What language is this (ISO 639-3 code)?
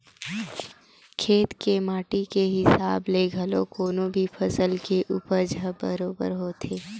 hne